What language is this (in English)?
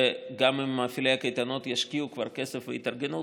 Hebrew